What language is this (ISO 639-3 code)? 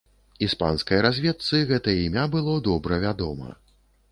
bel